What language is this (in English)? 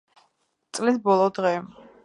Georgian